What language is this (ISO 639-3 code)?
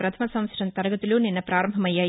tel